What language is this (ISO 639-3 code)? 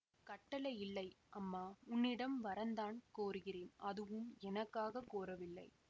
tam